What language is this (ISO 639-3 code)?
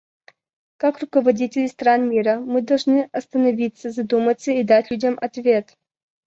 rus